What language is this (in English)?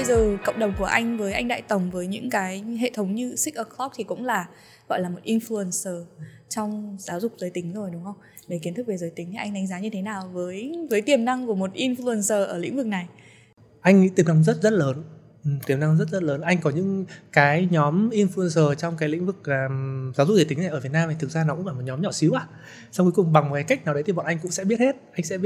Vietnamese